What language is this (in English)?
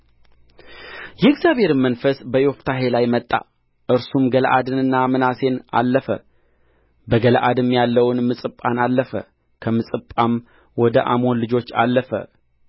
Amharic